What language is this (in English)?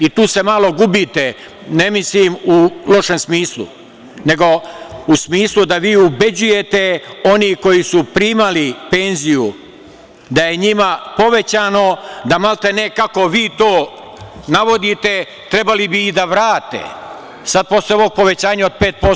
Serbian